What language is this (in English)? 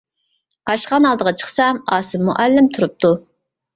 Uyghur